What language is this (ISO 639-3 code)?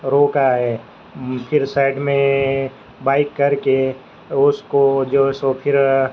urd